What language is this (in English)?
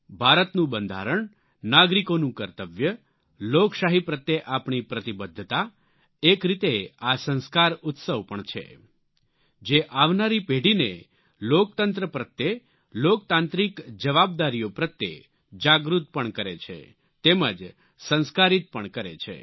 Gujarati